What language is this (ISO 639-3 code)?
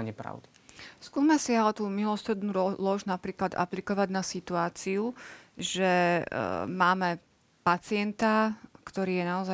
slk